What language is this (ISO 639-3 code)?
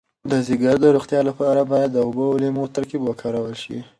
pus